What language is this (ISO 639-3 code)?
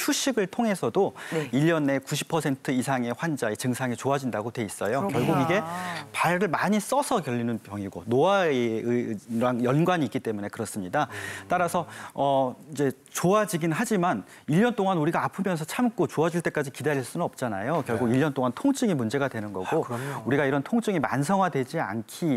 kor